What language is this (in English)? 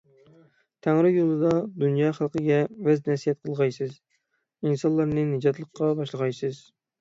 Uyghur